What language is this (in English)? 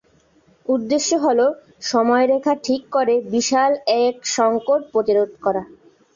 Bangla